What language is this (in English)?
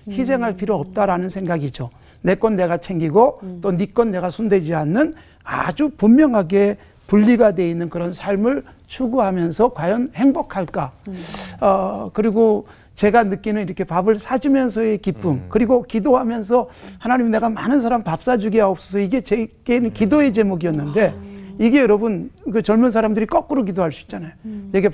Korean